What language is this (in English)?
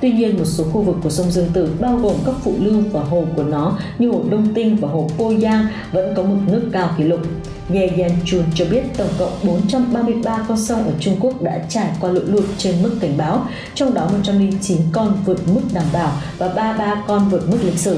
Vietnamese